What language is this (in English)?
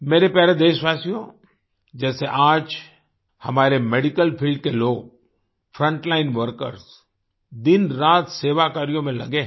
Hindi